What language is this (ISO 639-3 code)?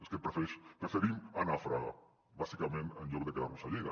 cat